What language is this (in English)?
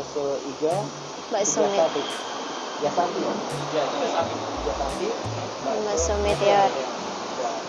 Indonesian